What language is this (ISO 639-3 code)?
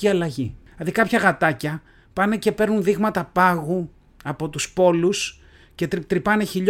ell